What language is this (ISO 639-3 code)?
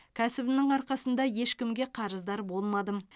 kaz